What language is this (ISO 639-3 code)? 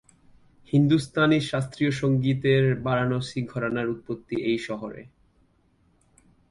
ben